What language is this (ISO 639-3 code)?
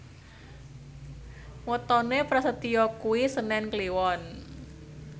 jav